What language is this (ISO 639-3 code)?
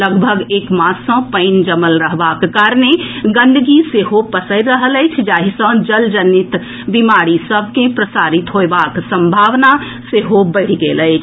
mai